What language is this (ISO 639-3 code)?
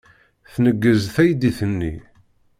kab